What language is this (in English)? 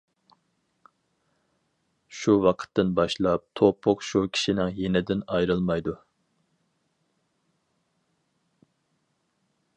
Uyghur